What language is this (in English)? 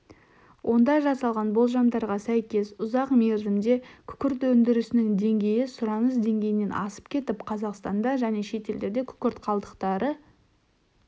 Kazakh